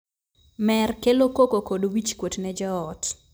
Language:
Luo (Kenya and Tanzania)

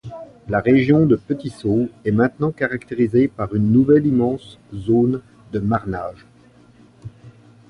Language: French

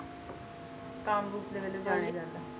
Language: Punjabi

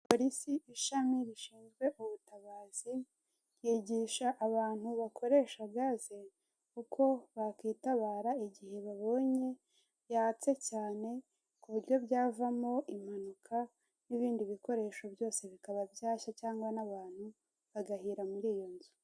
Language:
Kinyarwanda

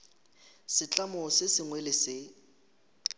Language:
Northern Sotho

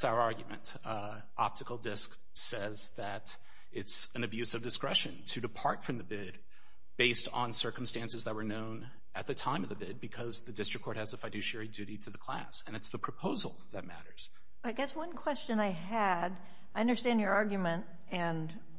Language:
English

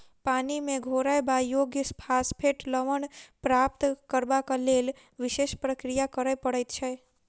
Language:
Maithili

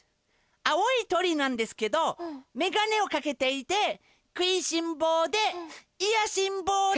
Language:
Japanese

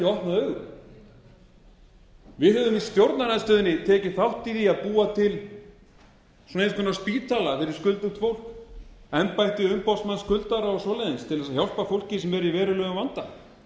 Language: Icelandic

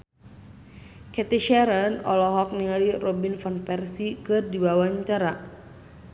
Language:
Sundanese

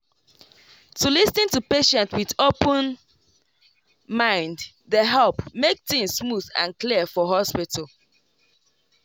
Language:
Nigerian Pidgin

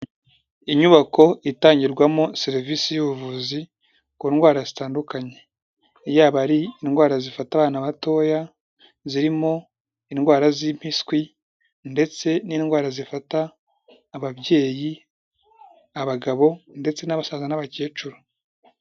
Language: Kinyarwanda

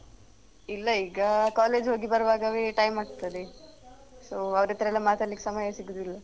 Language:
Kannada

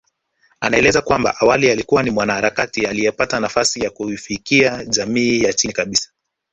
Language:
Swahili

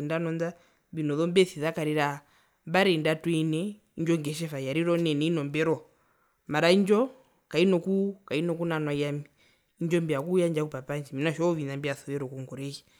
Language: Herero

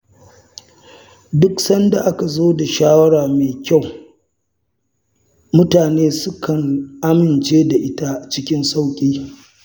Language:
Hausa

